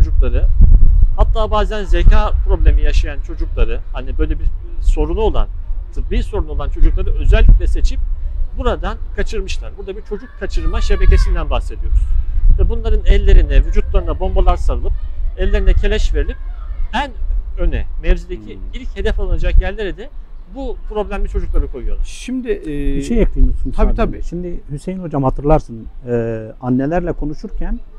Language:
Turkish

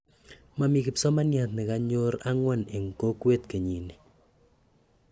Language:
Kalenjin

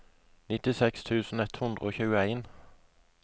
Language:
Norwegian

